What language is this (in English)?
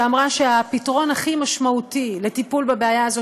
Hebrew